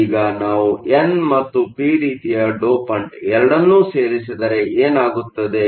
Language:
Kannada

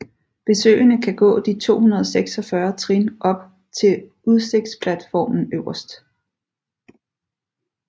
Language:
Danish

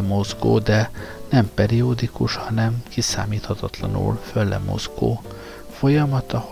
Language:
Hungarian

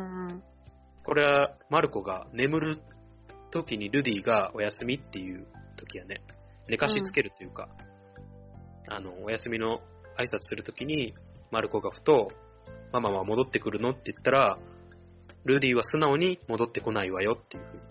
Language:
Japanese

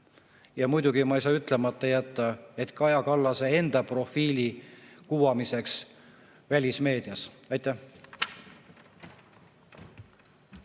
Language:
Estonian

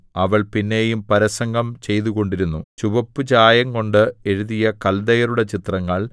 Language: Malayalam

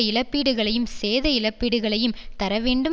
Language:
Tamil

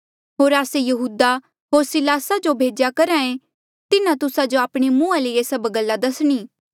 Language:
Mandeali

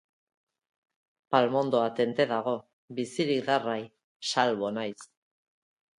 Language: Basque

